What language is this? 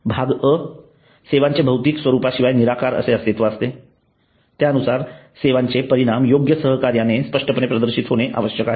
Marathi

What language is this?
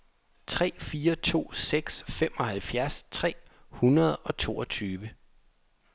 Danish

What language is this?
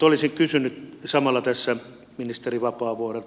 Finnish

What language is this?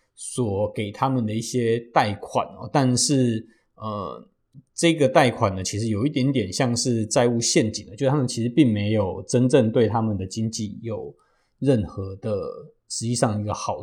Chinese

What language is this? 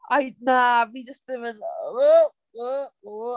Welsh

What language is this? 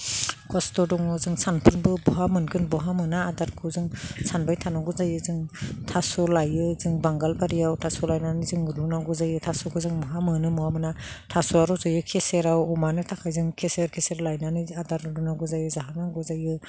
Bodo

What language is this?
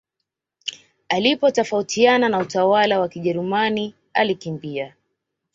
Swahili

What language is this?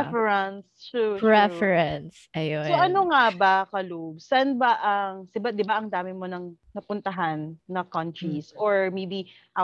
Filipino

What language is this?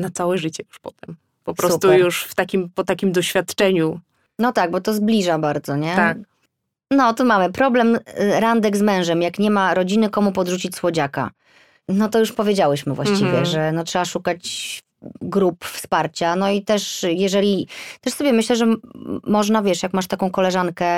Polish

